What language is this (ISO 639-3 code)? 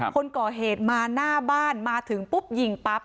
tha